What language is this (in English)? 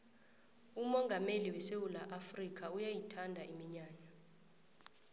South Ndebele